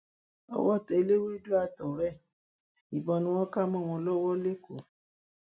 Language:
Yoruba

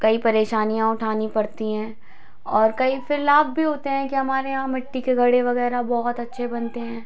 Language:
Hindi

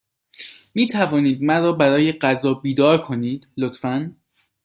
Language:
Persian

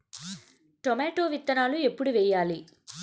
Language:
Telugu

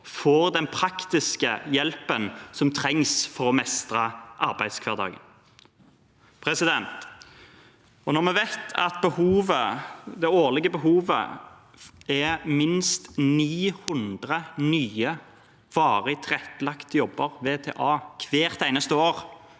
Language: Norwegian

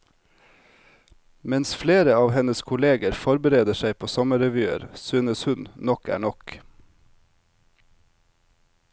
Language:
Norwegian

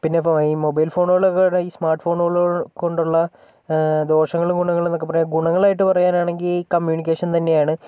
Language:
Malayalam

